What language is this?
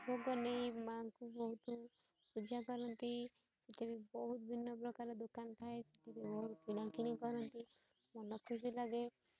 Odia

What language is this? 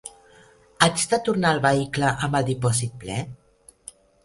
Catalan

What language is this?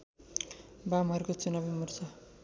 Nepali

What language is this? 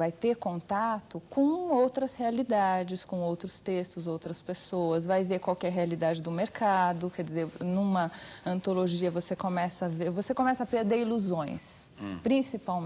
Portuguese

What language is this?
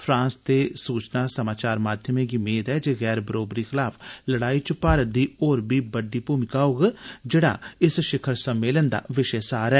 Dogri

